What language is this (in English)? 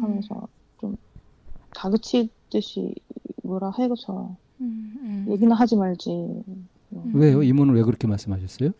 Korean